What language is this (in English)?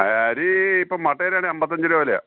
Malayalam